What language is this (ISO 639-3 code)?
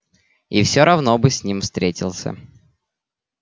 rus